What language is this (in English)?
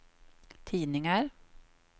Swedish